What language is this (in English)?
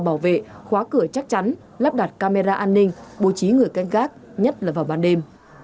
Vietnamese